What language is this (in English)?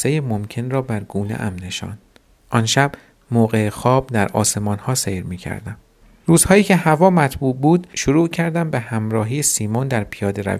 Persian